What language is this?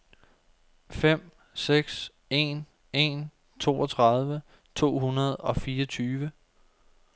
Danish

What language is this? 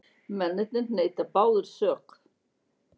Icelandic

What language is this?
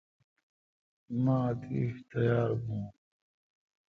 Kalkoti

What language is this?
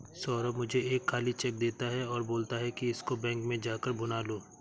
Hindi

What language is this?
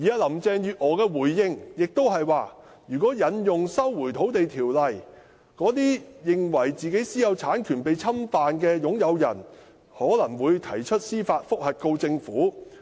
Cantonese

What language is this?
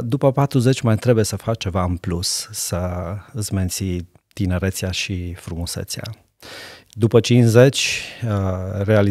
Romanian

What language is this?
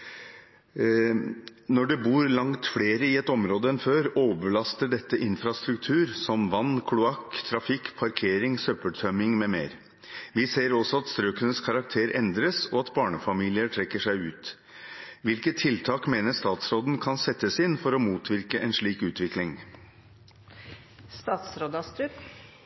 Norwegian Bokmål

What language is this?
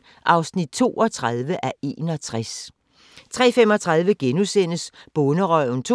Danish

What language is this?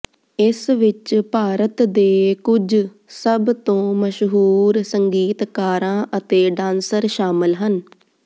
Punjabi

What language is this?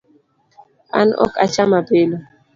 Luo (Kenya and Tanzania)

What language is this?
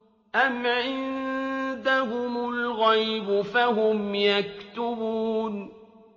Arabic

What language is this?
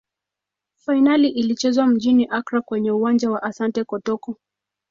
Swahili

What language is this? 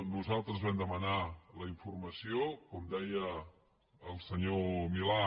Catalan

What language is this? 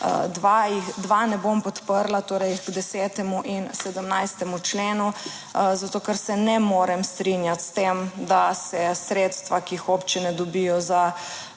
Slovenian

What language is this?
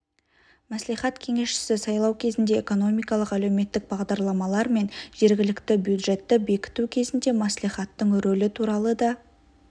Kazakh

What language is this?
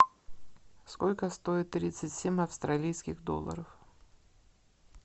Russian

